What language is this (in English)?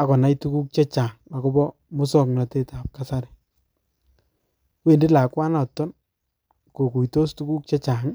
Kalenjin